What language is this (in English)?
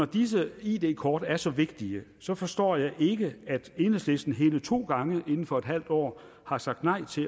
Danish